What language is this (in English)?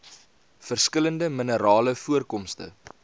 Afrikaans